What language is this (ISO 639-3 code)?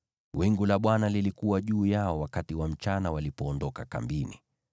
swa